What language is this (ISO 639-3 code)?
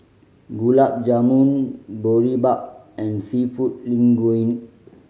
eng